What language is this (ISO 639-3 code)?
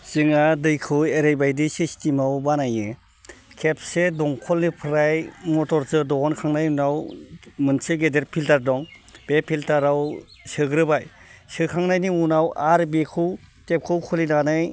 brx